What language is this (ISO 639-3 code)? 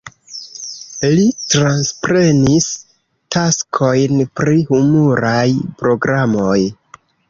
epo